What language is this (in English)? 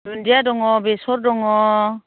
Bodo